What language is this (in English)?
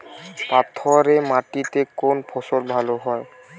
Bangla